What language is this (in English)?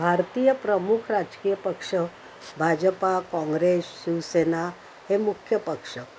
Marathi